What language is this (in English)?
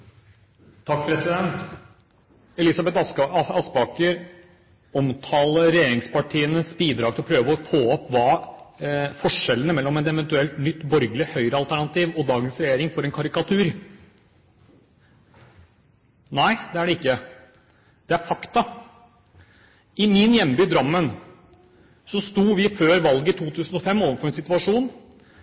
Norwegian Bokmål